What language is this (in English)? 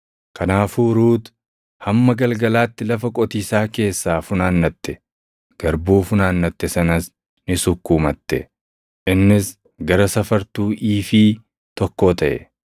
Oromo